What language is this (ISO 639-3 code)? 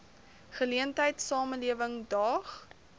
afr